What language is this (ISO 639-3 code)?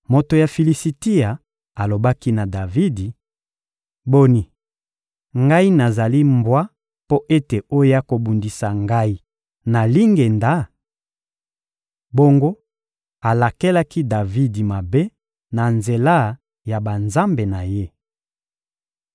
lin